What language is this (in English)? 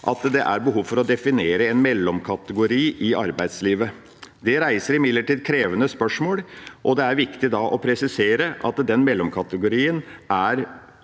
Norwegian